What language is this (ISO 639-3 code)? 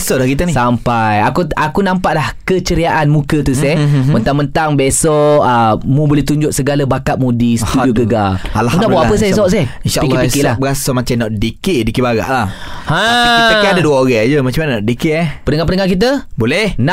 msa